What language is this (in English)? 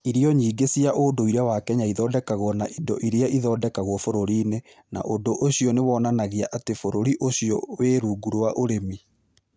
Kikuyu